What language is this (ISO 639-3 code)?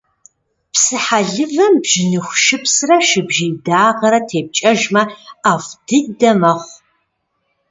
kbd